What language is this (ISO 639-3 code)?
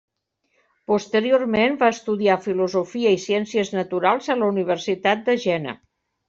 cat